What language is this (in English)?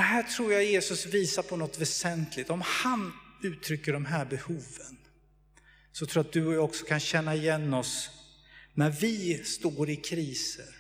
Swedish